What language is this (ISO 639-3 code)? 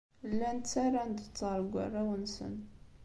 kab